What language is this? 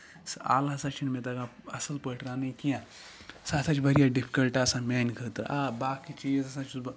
Kashmiri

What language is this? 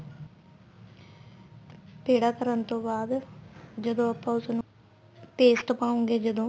Punjabi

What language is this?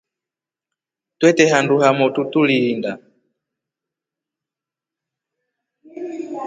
Rombo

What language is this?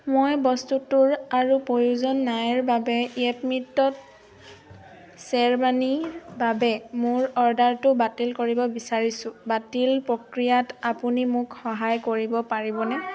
Assamese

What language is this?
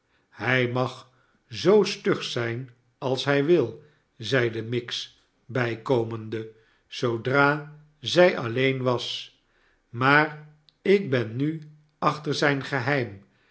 Dutch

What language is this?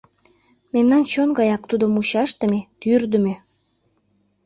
Mari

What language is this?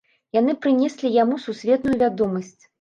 Belarusian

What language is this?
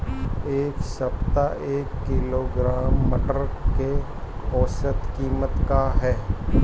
Bhojpuri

